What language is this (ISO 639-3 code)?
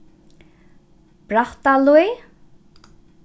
fao